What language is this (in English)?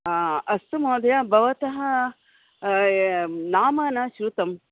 Sanskrit